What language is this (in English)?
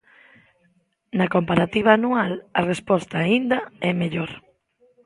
Galician